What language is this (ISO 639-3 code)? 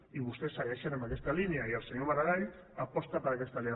cat